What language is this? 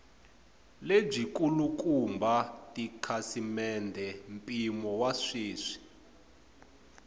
Tsonga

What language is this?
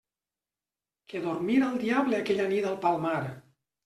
Catalan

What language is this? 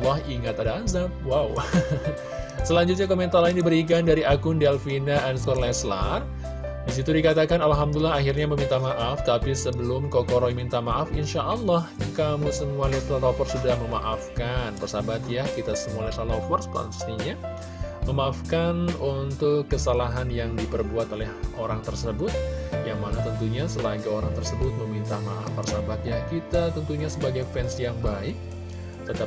Indonesian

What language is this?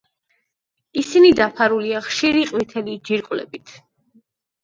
Georgian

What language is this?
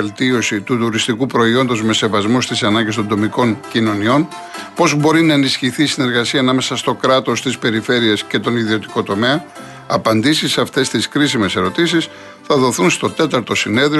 Greek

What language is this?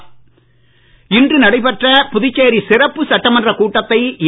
Tamil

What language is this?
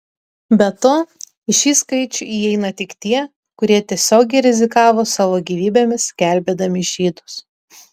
Lithuanian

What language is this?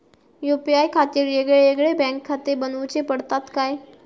Marathi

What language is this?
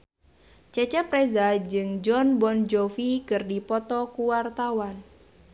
Sundanese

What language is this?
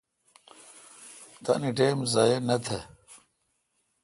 Kalkoti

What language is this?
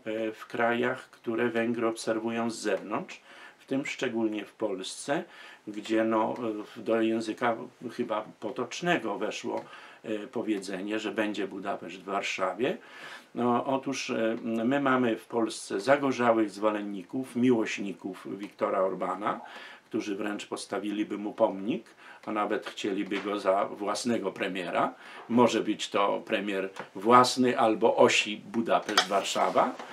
Polish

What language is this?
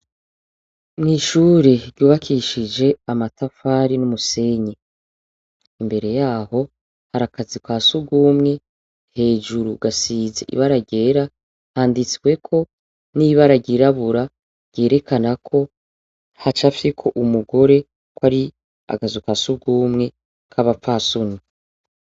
Rundi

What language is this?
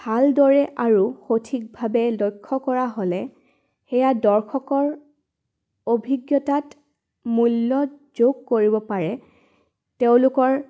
Assamese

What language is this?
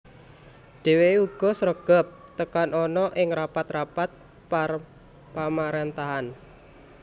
Javanese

